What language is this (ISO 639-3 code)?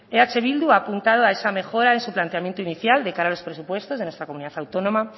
spa